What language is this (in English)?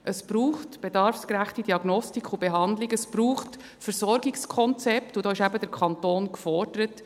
Swiss German